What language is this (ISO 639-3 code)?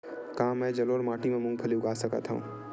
hne